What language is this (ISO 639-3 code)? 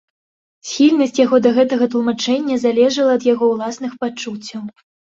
bel